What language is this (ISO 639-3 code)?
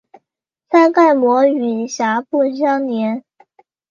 zho